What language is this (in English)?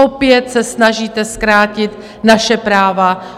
Czech